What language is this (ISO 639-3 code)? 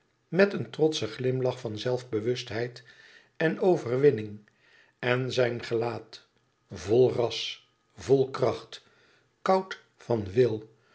nld